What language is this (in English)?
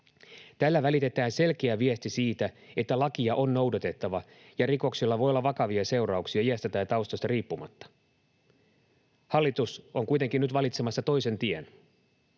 Finnish